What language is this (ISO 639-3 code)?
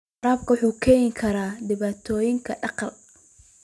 som